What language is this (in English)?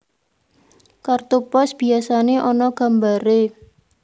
Javanese